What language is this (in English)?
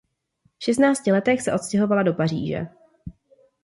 Czech